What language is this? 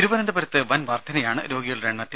Malayalam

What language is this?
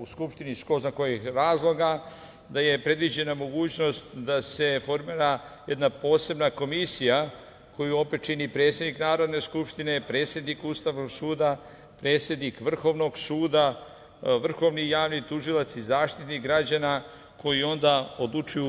Serbian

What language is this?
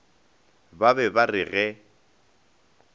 Northern Sotho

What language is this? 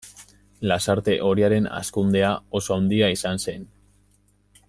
Basque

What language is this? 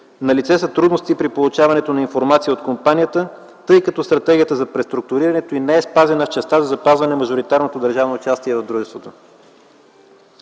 Bulgarian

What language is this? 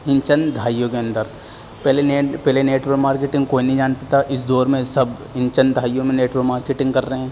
Urdu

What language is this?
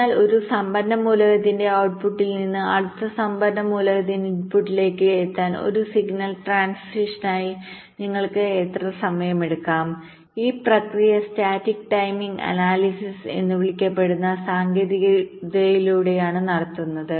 Malayalam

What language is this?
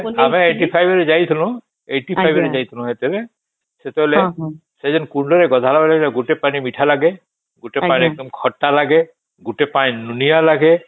Odia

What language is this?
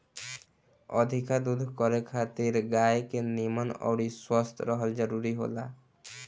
Bhojpuri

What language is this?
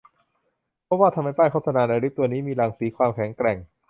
Thai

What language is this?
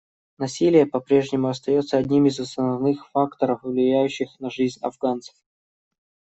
Russian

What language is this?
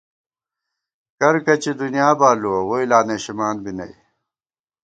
Gawar-Bati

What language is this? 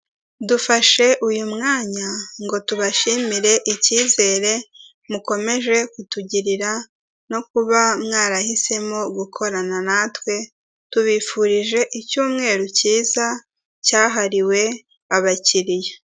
Kinyarwanda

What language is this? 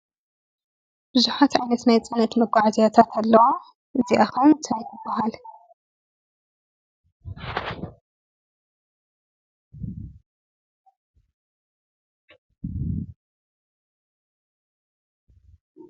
Tigrinya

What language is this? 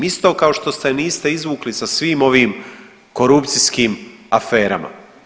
Croatian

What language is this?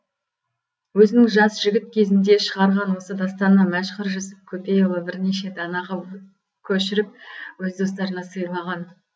Kazakh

